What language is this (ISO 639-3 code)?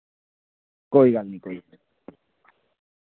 doi